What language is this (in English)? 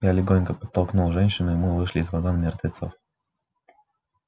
Russian